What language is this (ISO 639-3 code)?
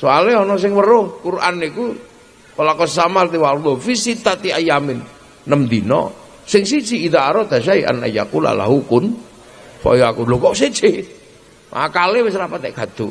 ind